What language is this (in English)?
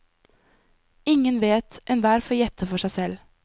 Norwegian